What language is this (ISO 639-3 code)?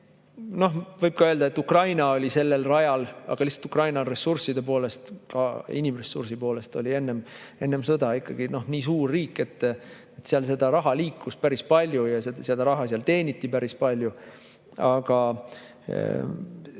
est